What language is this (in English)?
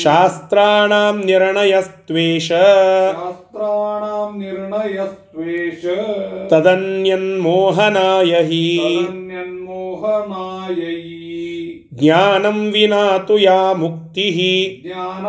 Kannada